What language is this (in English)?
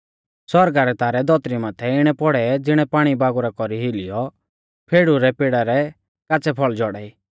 Mahasu Pahari